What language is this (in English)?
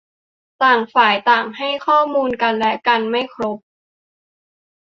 Thai